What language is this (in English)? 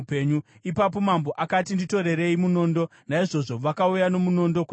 Shona